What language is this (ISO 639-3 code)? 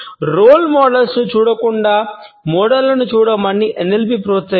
tel